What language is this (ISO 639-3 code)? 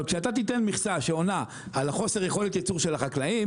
heb